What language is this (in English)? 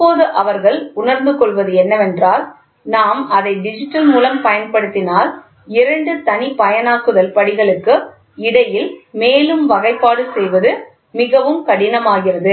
Tamil